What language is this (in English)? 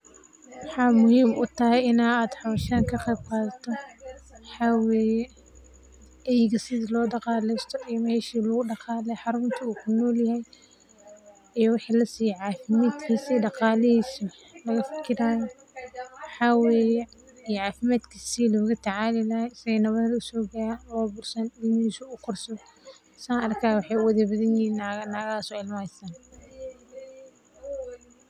Somali